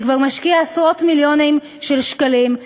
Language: Hebrew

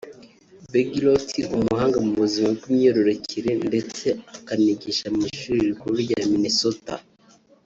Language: Kinyarwanda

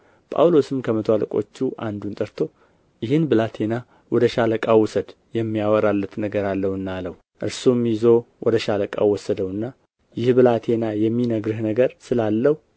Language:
Amharic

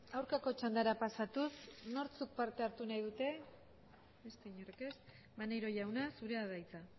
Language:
Basque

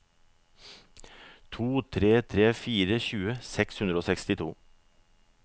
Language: Norwegian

